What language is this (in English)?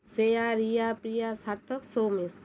Bangla